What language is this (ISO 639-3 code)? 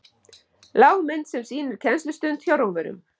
isl